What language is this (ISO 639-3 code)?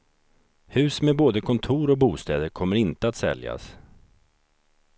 swe